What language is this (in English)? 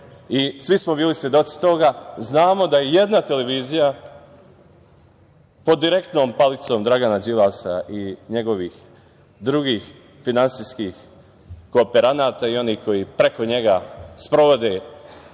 Serbian